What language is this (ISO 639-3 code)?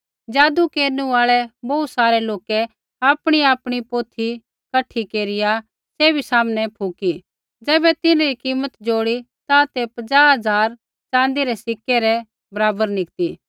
kfx